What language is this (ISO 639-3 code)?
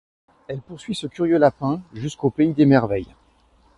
fra